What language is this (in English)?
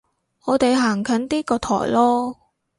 Cantonese